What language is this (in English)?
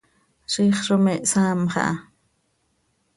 Seri